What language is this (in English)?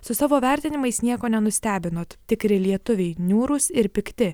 Lithuanian